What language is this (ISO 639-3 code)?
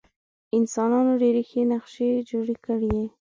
pus